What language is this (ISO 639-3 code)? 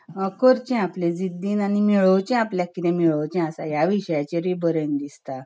kok